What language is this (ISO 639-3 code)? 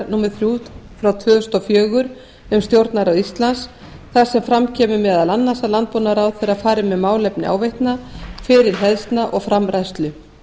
isl